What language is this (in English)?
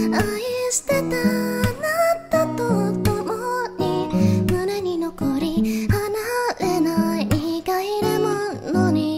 Japanese